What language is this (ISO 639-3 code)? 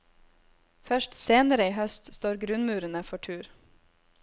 nor